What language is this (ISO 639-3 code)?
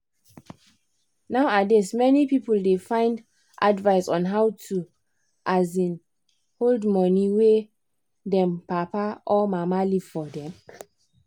pcm